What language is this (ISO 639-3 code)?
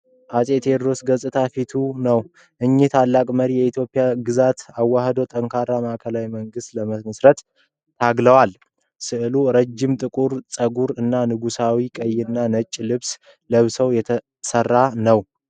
amh